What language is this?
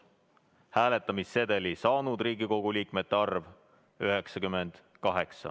Estonian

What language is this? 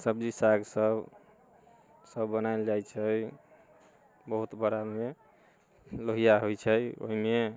Maithili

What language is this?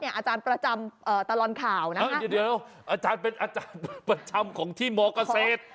Thai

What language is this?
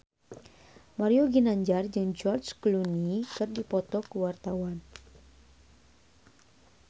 Sundanese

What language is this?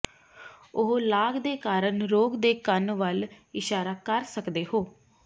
Punjabi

